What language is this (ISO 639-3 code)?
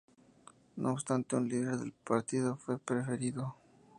spa